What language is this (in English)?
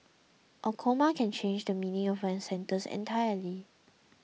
English